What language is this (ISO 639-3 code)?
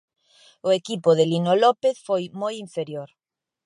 glg